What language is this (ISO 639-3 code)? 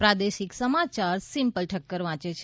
guj